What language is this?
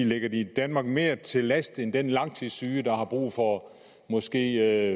Danish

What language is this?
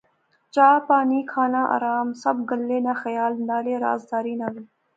Pahari-Potwari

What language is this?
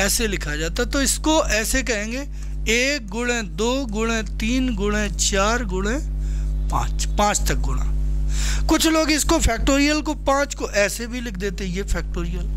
Hindi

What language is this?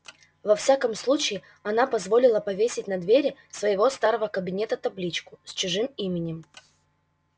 Russian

